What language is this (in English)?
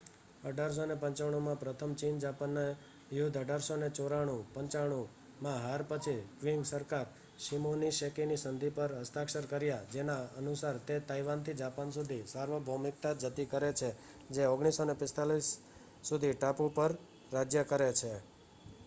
Gujarati